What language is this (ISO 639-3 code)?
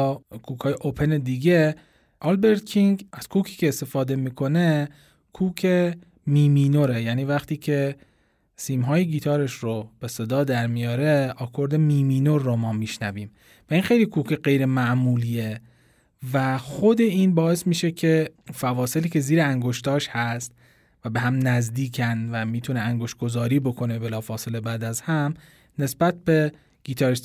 fas